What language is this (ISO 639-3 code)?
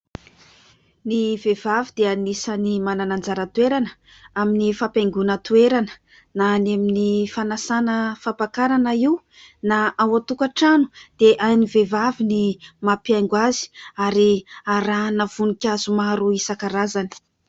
mlg